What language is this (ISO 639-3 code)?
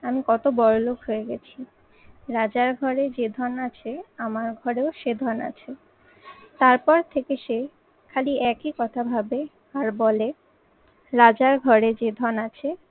ben